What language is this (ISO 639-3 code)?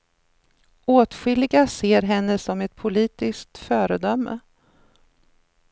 swe